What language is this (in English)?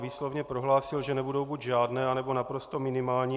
Czech